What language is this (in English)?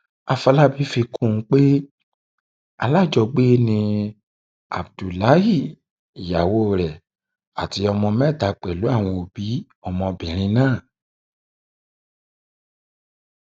Yoruba